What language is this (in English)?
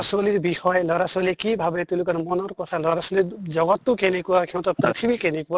Assamese